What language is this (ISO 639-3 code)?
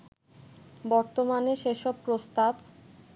ben